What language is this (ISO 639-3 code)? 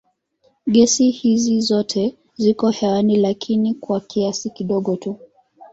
swa